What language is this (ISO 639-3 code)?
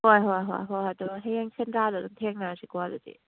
mni